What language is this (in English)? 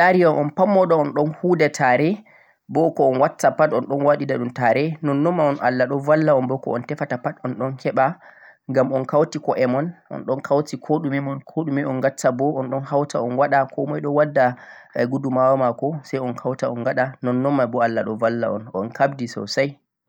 Central-Eastern Niger Fulfulde